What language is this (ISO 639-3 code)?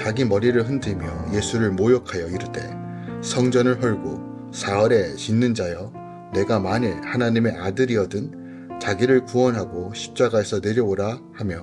kor